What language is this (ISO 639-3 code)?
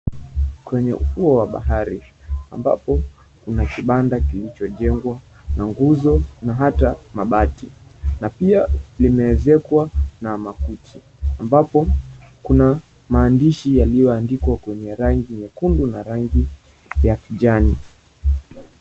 swa